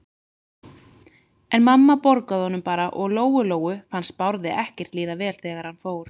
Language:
Icelandic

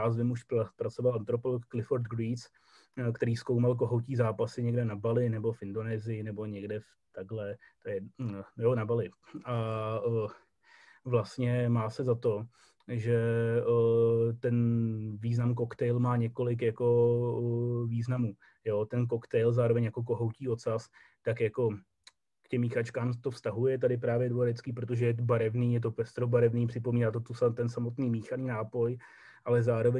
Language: Czech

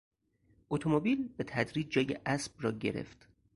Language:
Persian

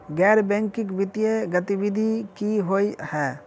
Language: Maithili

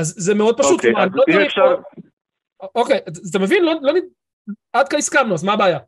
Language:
Hebrew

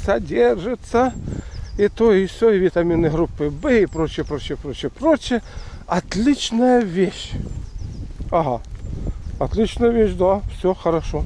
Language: Russian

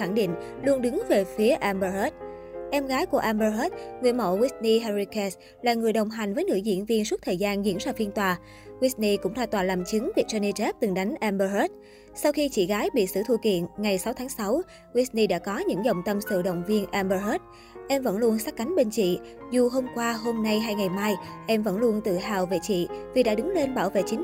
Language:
Vietnamese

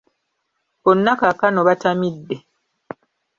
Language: Ganda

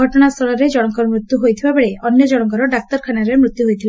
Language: Odia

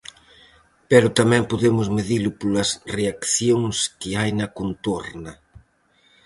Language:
Galician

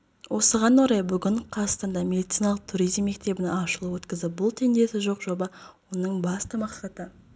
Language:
Kazakh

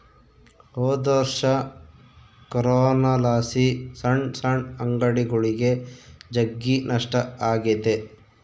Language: Kannada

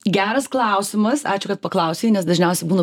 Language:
Lithuanian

